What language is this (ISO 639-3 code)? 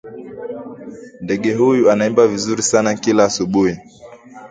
swa